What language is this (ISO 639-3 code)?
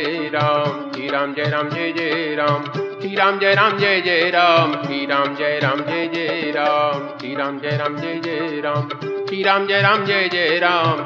hin